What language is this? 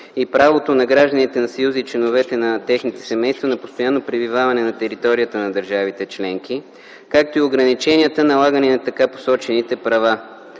Bulgarian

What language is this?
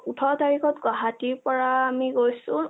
Assamese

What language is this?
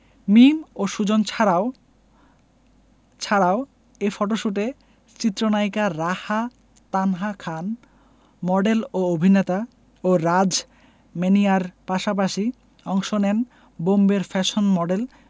Bangla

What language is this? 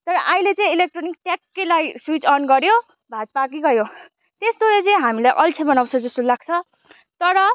Nepali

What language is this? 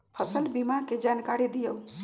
Magahi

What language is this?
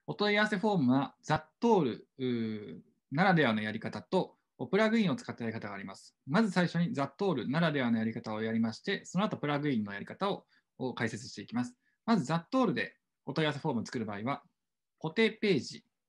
Japanese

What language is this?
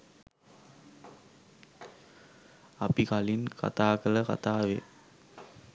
Sinhala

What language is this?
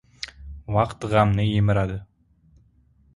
Uzbek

